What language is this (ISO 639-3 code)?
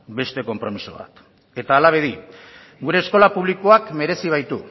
eus